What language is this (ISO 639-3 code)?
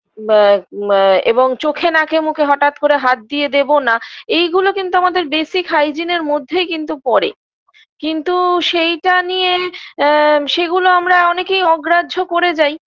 ben